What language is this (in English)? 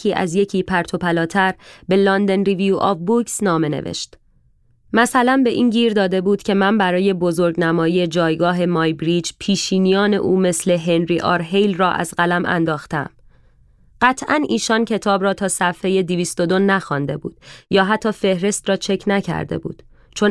Persian